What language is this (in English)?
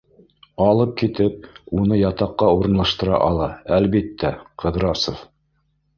Bashkir